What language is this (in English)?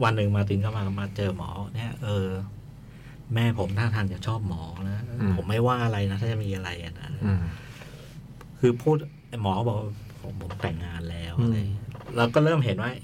Thai